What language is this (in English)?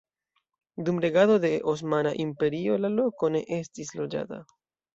Esperanto